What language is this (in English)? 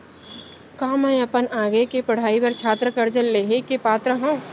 Chhattisgarhi